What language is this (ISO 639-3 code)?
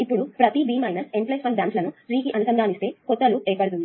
tel